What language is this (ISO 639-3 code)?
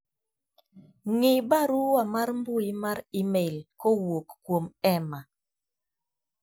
luo